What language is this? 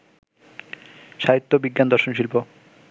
Bangla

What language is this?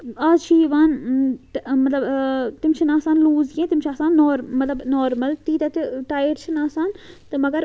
Kashmiri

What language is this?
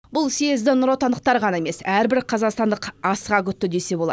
Kazakh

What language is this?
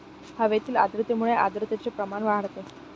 Marathi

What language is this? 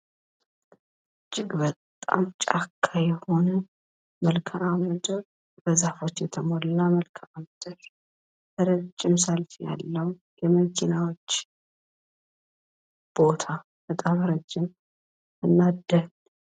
Amharic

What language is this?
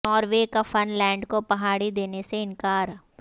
Urdu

